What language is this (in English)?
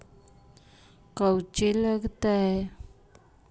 Magahi